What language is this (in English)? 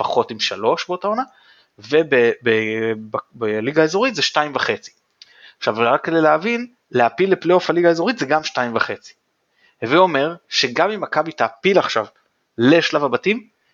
Hebrew